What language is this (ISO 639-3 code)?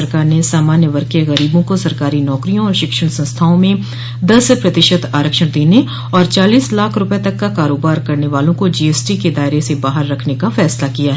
hin